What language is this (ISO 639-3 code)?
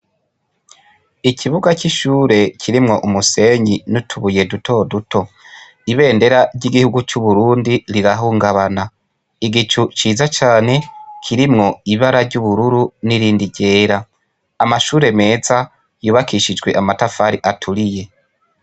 run